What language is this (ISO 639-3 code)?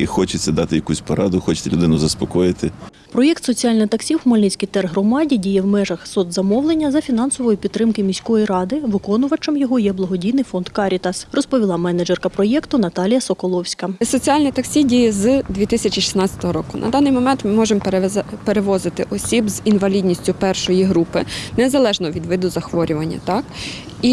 ukr